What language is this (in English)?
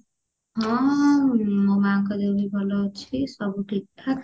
Odia